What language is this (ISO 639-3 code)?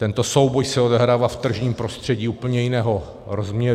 ces